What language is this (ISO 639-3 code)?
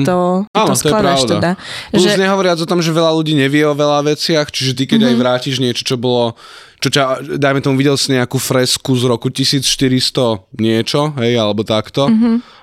slk